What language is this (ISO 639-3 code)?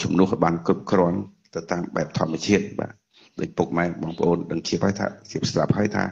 vie